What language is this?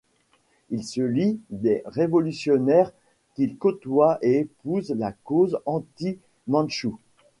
French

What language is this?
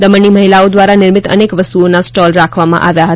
Gujarati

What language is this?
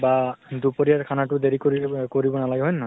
Assamese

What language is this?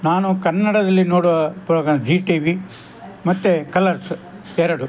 Kannada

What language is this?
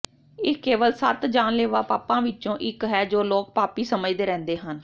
Punjabi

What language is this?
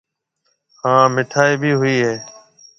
Marwari (Pakistan)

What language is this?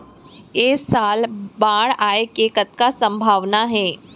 Chhattisgarhi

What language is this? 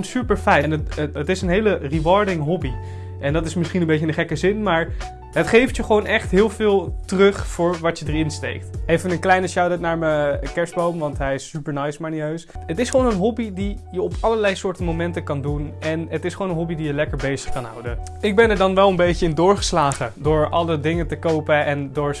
Dutch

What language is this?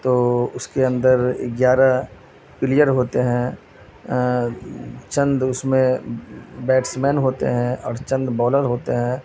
Urdu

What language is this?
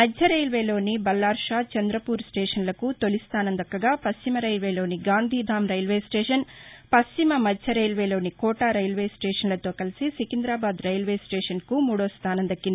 Telugu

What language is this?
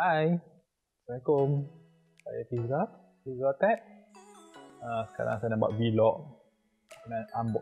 Malay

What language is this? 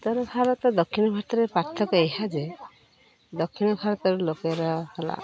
Odia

